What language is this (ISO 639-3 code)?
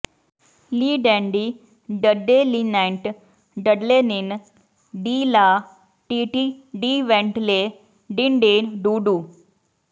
pan